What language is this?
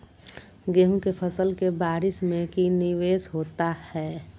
Magahi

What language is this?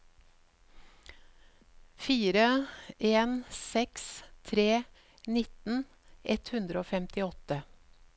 Norwegian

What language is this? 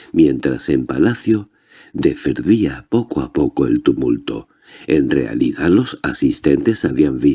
Spanish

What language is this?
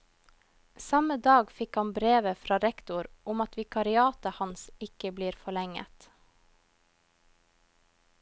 Norwegian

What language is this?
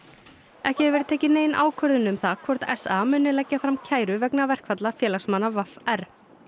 Icelandic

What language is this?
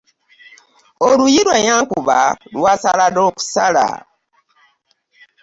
Ganda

